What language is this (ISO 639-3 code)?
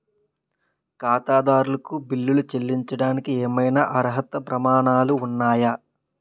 tel